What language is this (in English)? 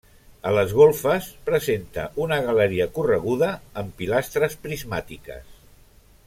Catalan